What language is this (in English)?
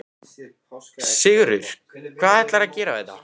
Icelandic